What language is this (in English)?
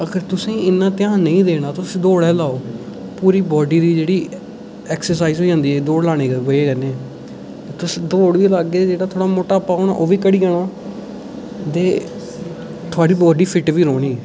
Dogri